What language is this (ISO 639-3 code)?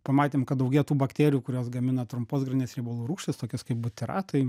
lit